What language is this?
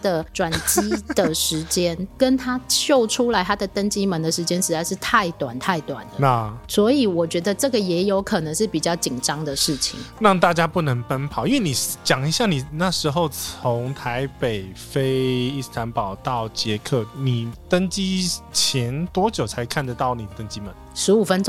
Chinese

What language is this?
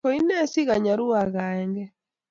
Kalenjin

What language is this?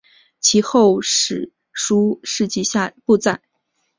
Chinese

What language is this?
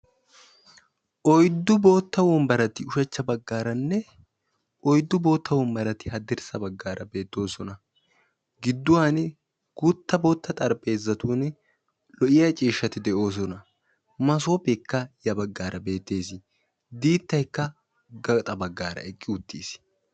Wolaytta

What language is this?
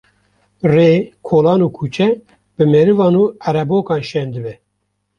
Kurdish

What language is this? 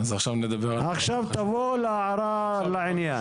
Hebrew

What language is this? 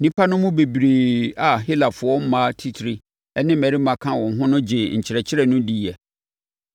Akan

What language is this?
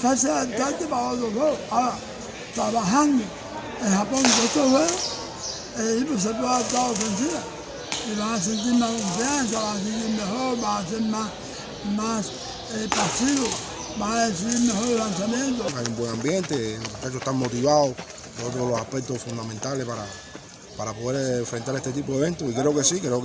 Spanish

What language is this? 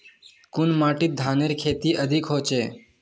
Magahi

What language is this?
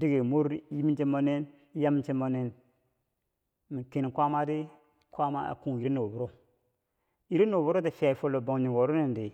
Bangwinji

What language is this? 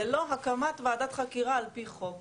Hebrew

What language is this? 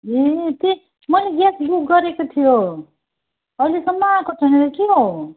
Nepali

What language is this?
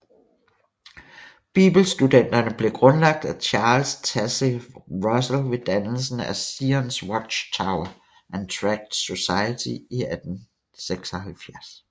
Danish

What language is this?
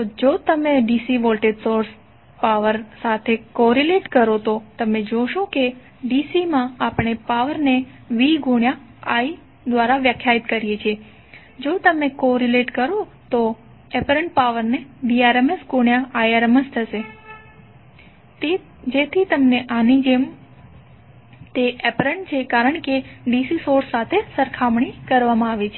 Gujarati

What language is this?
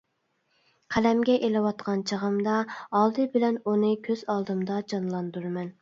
Uyghur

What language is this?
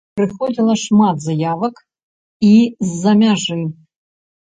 Belarusian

